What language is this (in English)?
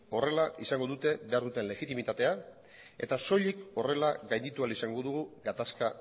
Basque